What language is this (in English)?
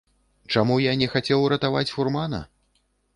Belarusian